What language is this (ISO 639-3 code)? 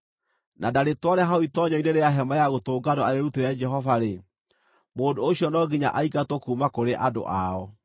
kik